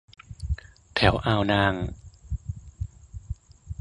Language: Thai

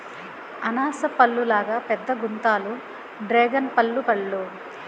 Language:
Telugu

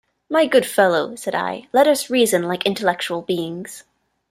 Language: English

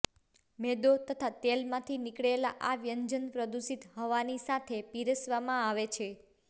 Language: Gujarati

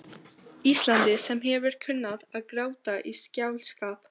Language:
Icelandic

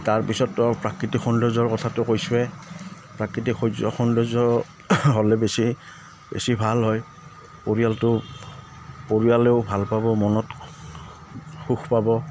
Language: Assamese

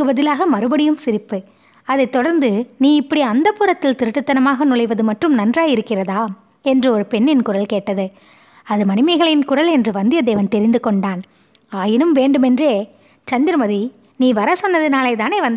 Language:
Tamil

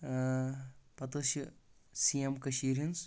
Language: Kashmiri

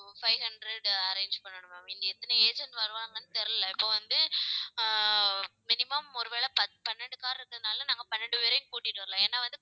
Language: Tamil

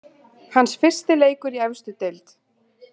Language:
Icelandic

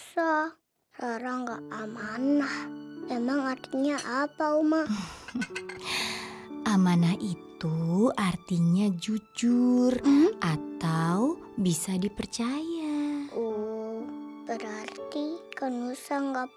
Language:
Indonesian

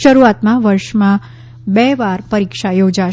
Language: Gujarati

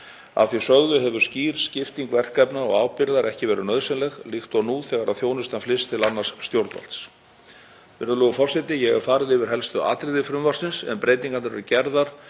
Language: Icelandic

